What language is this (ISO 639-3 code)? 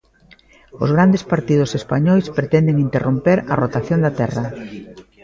glg